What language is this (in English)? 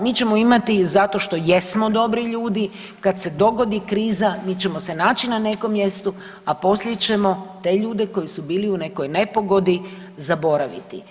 Croatian